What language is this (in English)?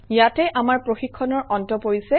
Assamese